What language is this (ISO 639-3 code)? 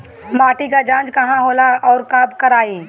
bho